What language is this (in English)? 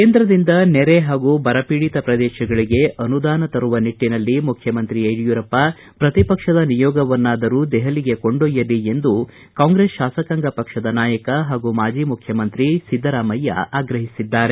Kannada